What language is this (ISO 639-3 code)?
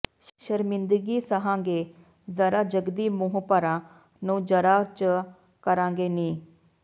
pan